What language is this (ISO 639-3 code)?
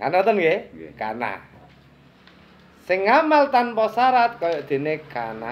ind